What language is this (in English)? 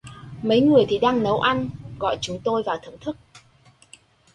Vietnamese